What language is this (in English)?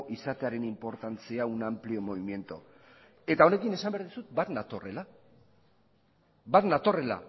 Basque